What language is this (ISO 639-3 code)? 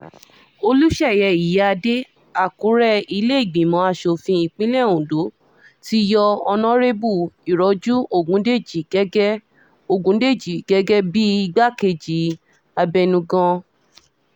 yor